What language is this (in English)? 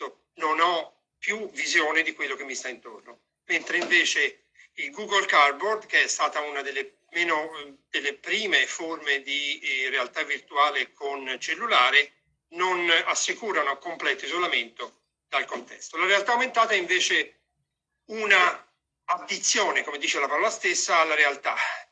Italian